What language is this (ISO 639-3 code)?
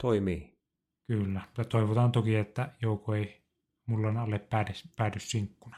fin